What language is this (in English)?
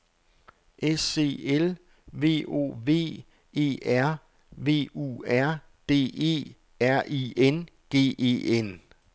Danish